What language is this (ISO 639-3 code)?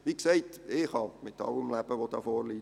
gsw